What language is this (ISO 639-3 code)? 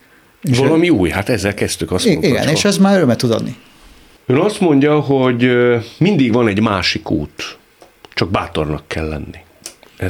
hun